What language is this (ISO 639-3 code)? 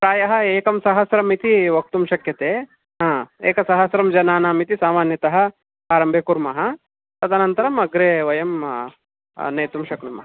san